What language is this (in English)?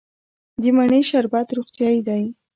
Pashto